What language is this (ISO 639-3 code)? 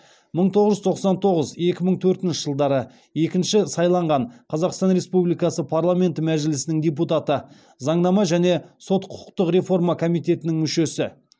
kaz